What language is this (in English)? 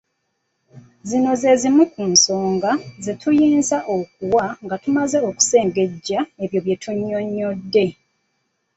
Ganda